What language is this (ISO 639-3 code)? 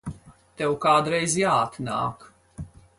lav